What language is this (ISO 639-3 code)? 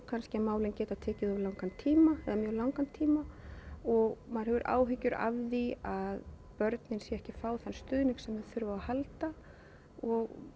isl